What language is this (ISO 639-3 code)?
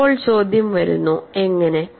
mal